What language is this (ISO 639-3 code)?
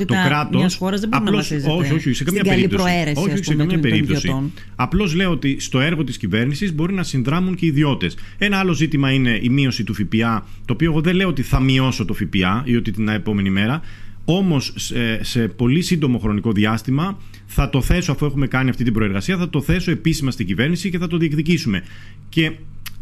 ell